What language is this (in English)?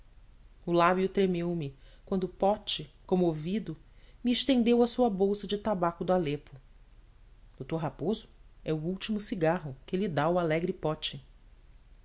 Portuguese